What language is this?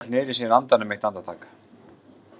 Icelandic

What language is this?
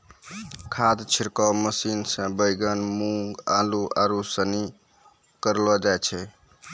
Maithili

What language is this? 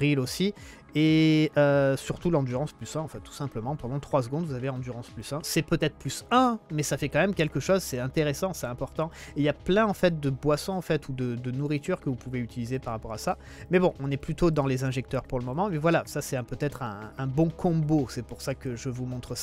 French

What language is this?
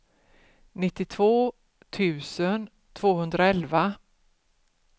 Swedish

